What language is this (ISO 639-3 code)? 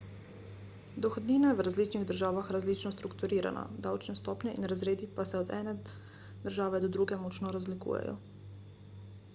slv